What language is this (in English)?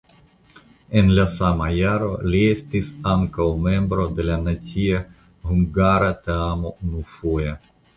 Esperanto